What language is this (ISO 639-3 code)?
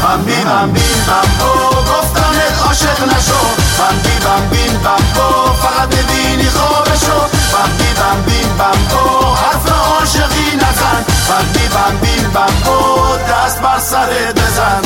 fas